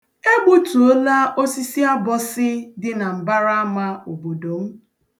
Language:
Igbo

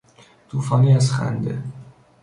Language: Persian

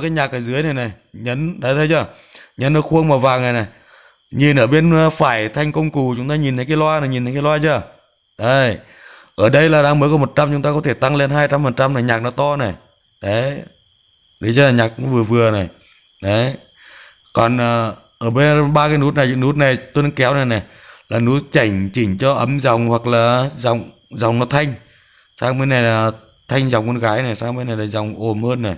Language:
Vietnamese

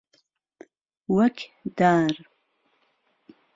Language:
Central Kurdish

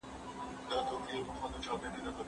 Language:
Pashto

